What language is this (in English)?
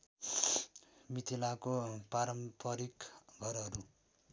Nepali